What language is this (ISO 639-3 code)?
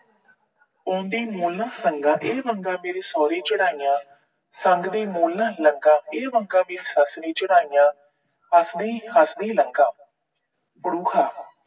pan